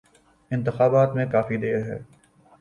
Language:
Urdu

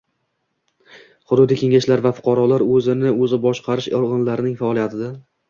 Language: Uzbek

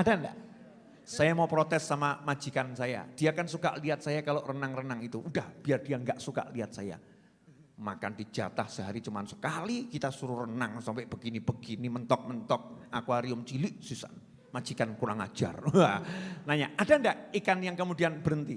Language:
Indonesian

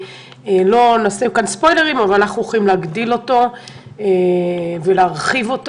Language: Hebrew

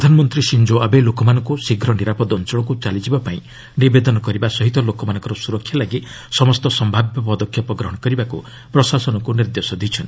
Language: Odia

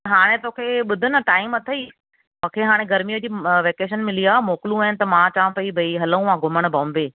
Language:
Sindhi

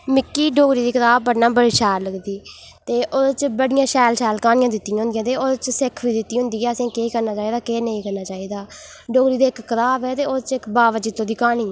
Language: Dogri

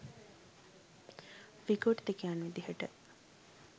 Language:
Sinhala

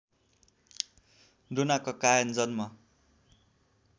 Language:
Nepali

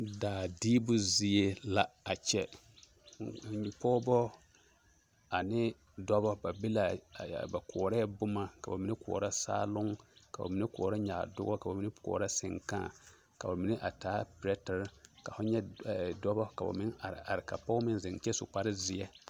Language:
Southern Dagaare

